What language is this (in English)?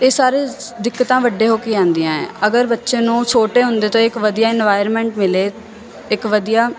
Punjabi